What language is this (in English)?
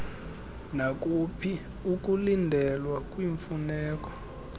Xhosa